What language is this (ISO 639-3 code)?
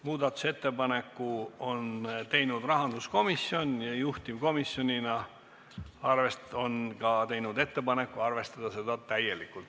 est